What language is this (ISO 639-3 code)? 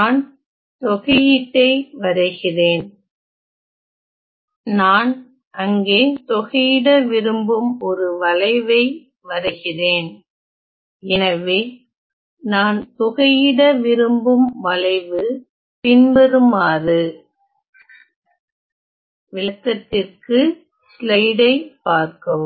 tam